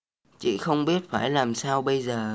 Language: Vietnamese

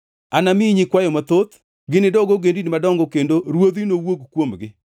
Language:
Luo (Kenya and Tanzania)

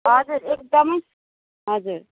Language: Nepali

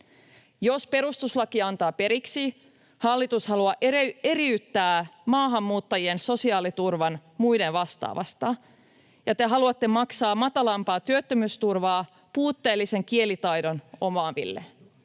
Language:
Finnish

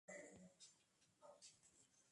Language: Spanish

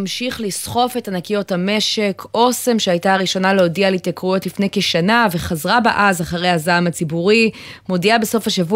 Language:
Hebrew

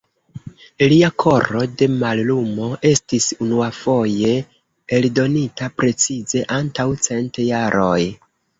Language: Esperanto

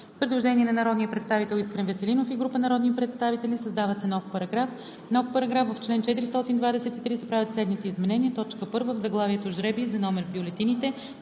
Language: Bulgarian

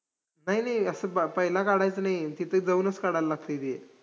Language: Marathi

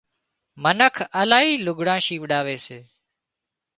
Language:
Wadiyara Koli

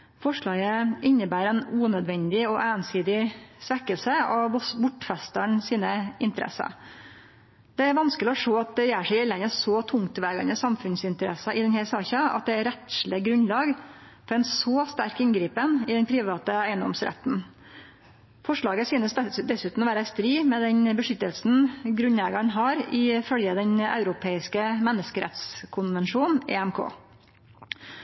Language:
Norwegian Nynorsk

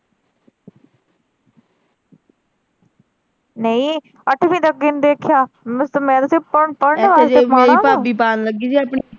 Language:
Punjabi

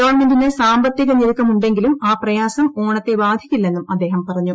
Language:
Malayalam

